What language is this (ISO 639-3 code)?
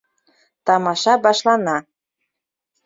bak